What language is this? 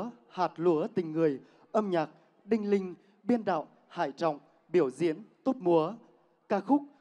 Vietnamese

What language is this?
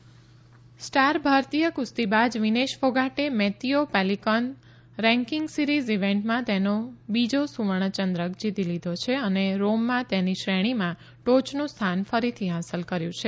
Gujarati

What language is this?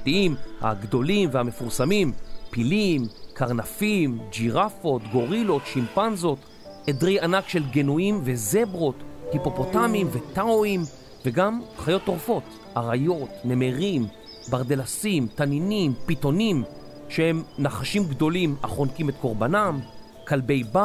Hebrew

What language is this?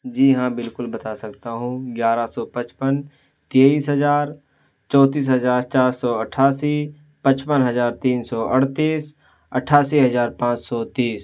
Urdu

